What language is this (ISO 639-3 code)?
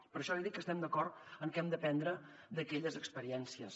cat